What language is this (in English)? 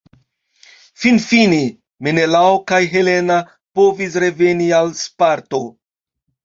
Esperanto